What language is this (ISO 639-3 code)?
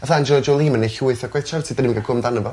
cym